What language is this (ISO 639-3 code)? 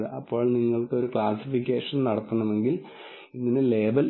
mal